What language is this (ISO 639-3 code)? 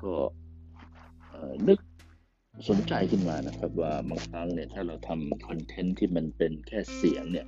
tha